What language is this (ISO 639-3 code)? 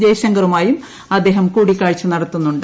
mal